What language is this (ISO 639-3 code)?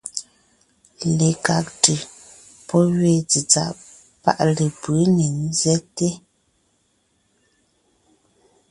nnh